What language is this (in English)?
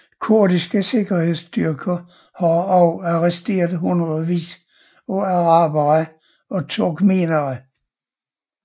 Danish